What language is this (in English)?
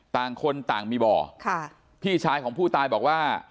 Thai